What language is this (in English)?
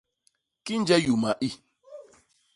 Basaa